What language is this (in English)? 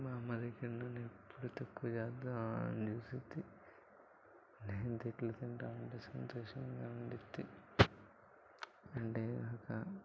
Telugu